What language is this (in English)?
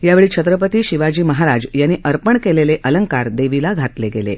Marathi